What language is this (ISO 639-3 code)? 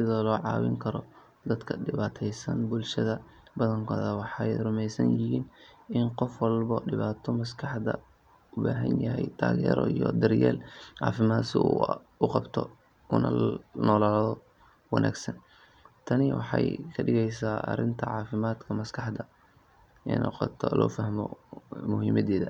som